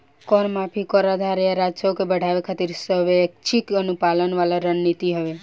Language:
Bhojpuri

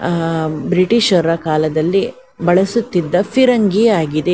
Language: Kannada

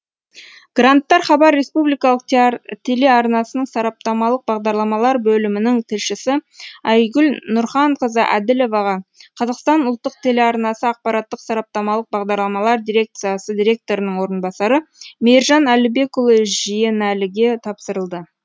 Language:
Kazakh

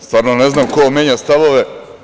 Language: Serbian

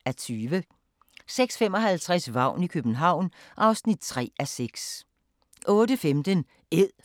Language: Danish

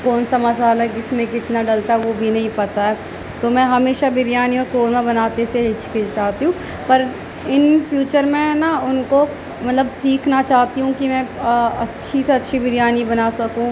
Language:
Urdu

